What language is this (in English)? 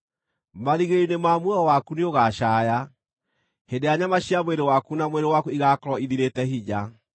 Kikuyu